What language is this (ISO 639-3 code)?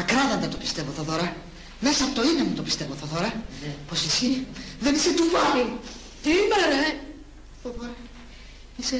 ell